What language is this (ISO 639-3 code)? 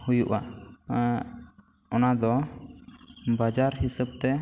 sat